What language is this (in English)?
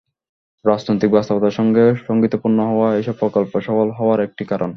Bangla